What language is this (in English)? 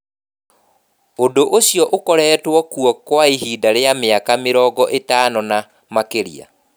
Kikuyu